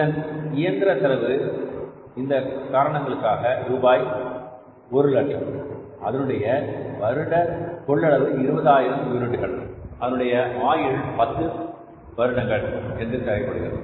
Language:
Tamil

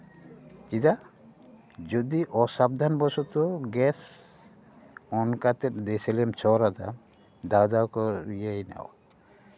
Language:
Santali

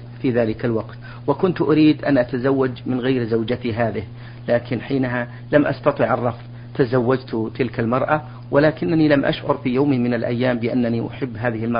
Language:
Arabic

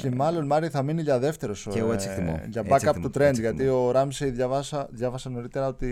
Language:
Greek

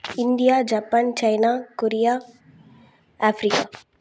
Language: Tamil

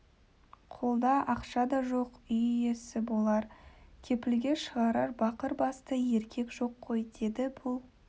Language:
Kazakh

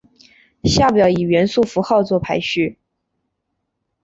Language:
Chinese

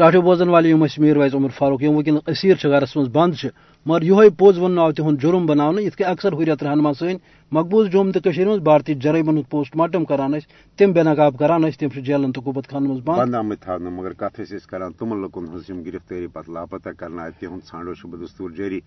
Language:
Urdu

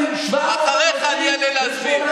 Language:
Hebrew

